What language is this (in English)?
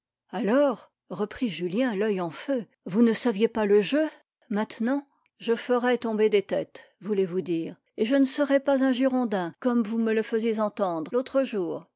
French